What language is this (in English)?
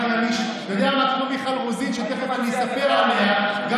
Hebrew